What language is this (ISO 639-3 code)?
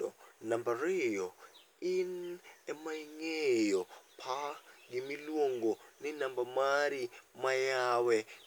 luo